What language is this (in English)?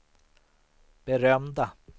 Swedish